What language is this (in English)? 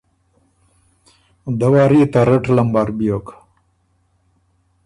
Ormuri